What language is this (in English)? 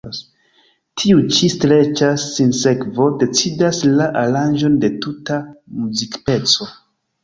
Esperanto